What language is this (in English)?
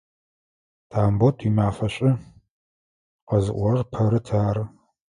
Adyghe